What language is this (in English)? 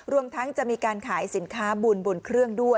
Thai